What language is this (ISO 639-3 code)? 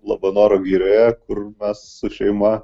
lit